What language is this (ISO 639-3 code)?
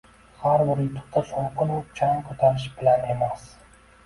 uzb